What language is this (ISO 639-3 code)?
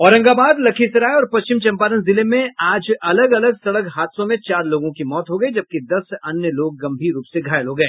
hin